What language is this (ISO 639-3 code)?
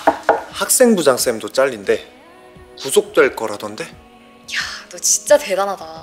kor